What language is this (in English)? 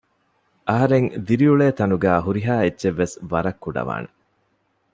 Divehi